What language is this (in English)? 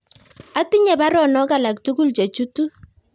Kalenjin